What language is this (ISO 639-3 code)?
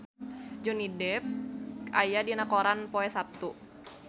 sun